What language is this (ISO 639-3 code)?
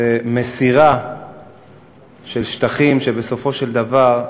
heb